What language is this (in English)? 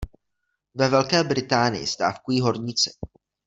Czech